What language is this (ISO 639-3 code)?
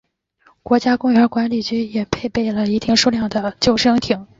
zho